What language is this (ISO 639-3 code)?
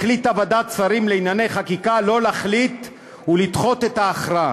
heb